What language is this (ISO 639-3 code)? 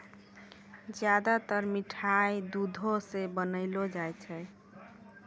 mai